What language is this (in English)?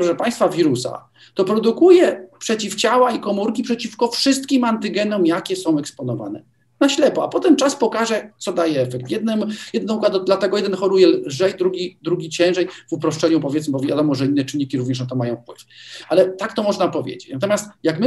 Polish